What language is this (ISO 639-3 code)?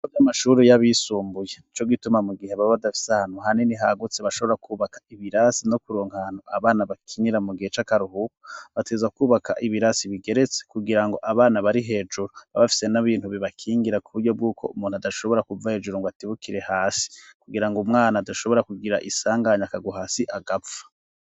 run